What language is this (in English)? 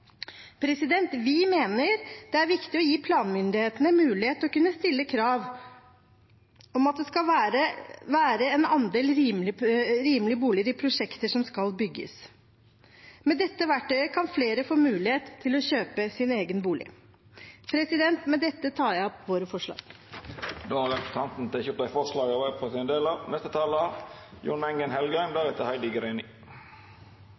Norwegian